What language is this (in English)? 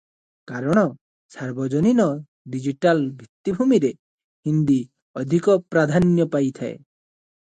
Odia